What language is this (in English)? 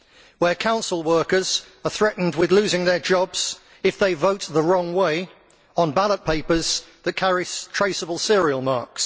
English